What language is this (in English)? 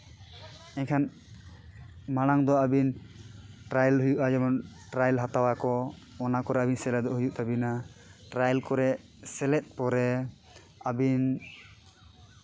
Santali